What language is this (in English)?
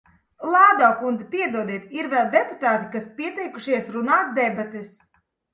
Latvian